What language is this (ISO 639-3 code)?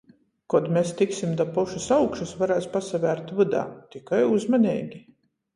ltg